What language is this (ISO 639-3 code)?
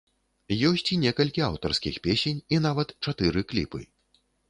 bel